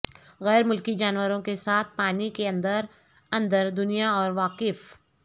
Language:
Urdu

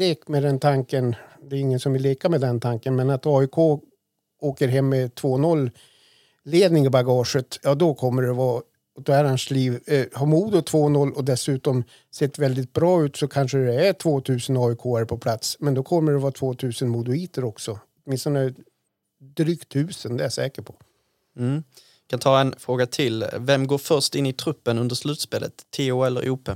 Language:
Swedish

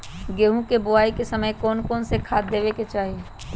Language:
Magahi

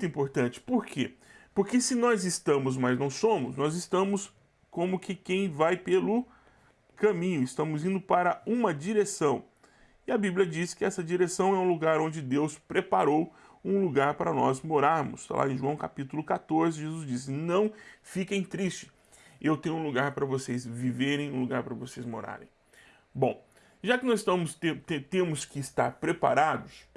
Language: Portuguese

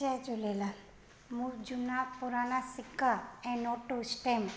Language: Sindhi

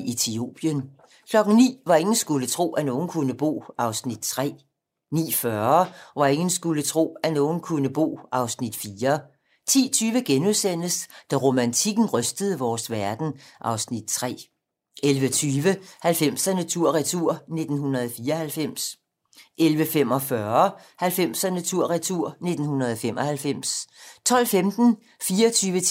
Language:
Danish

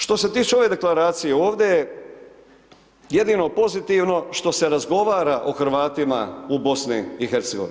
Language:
Croatian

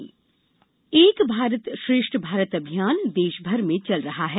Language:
Hindi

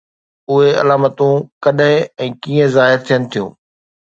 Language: Sindhi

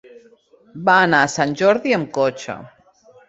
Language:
Catalan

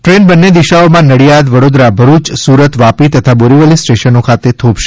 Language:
Gujarati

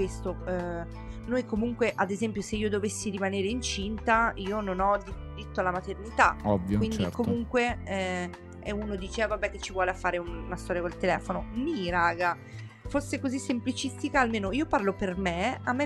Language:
Italian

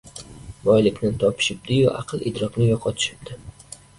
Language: Uzbek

